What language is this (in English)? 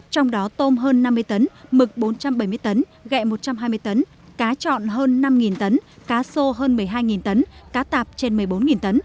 Vietnamese